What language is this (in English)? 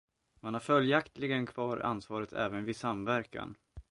Swedish